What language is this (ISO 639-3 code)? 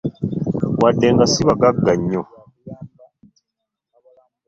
lug